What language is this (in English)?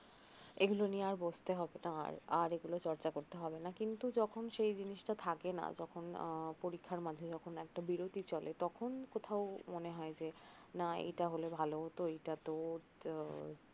Bangla